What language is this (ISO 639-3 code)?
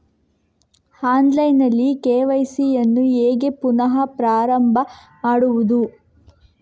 kan